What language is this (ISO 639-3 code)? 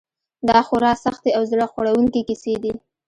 pus